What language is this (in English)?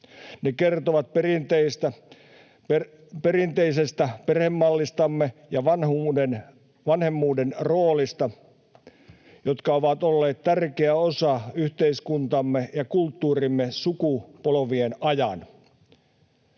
Finnish